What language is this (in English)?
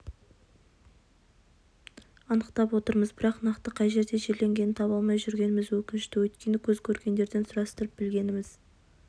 Kazakh